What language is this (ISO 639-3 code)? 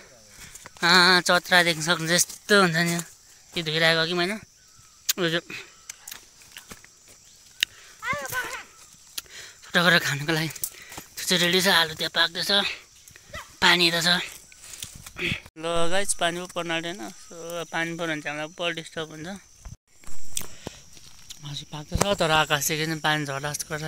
ara